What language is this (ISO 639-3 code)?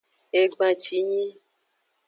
ajg